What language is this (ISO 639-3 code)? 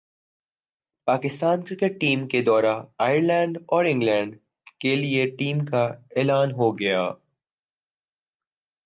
urd